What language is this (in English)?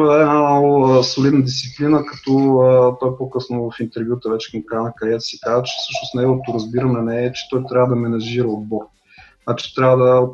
Bulgarian